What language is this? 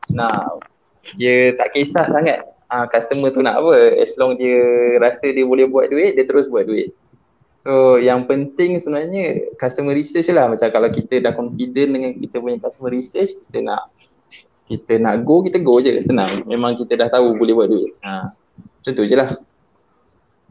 Malay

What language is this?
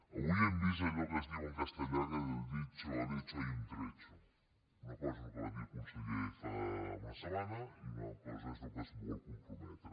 Catalan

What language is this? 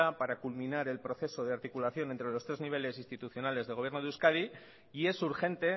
Spanish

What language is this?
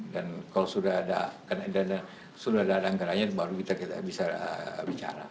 Indonesian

